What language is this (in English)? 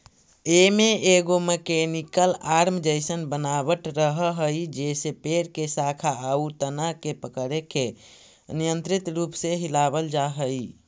Magahi